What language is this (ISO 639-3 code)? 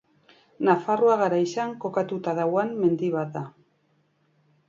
eus